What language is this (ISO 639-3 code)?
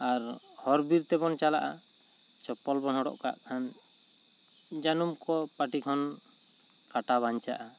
sat